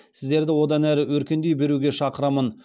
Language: Kazakh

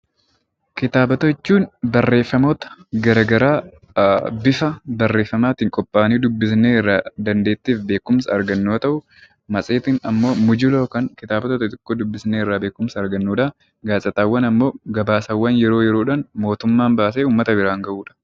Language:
Oromo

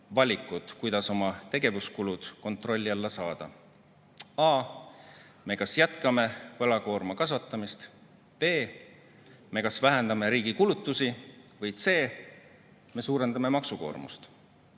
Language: Estonian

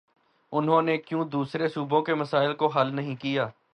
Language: Urdu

